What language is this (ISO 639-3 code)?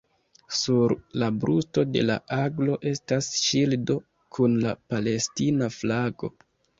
epo